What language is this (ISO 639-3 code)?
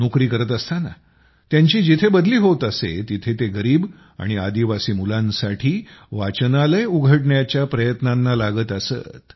mar